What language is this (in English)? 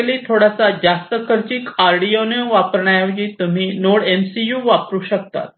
Marathi